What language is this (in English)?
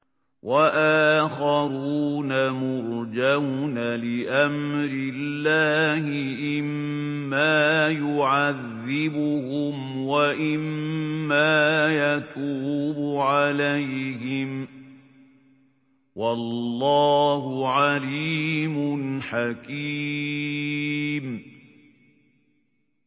Arabic